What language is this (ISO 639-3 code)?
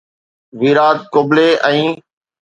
snd